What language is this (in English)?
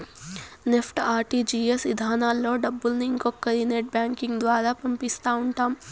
Telugu